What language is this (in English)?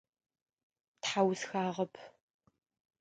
Adyghe